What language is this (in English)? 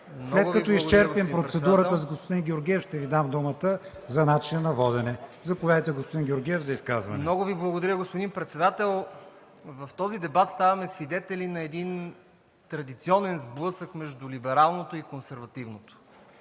Bulgarian